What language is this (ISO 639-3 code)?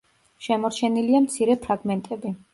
kat